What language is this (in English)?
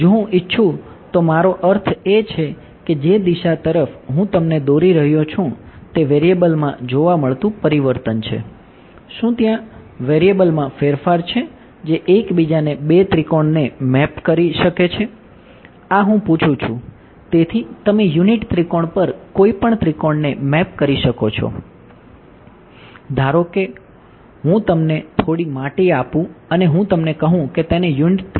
Gujarati